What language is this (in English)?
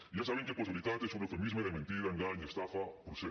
Catalan